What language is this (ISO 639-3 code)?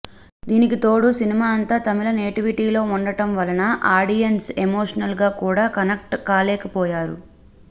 tel